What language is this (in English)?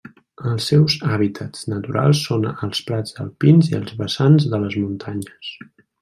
Catalan